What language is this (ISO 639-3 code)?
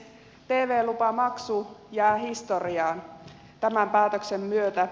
fin